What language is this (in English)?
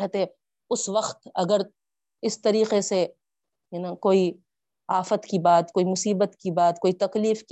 Urdu